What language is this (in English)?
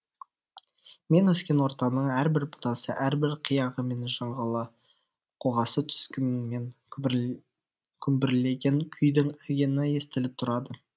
Kazakh